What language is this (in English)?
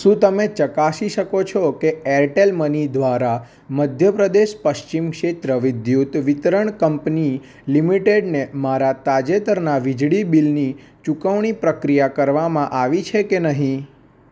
Gujarati